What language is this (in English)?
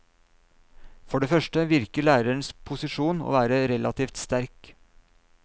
Norwegian